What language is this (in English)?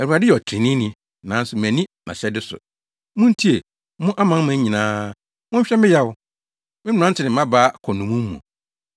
Akan